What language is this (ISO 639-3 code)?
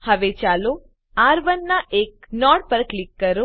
guj